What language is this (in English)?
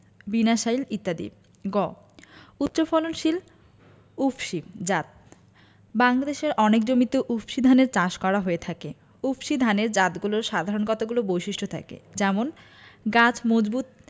Bangla